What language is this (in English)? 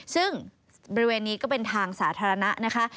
Thai